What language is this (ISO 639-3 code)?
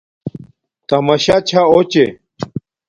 dmk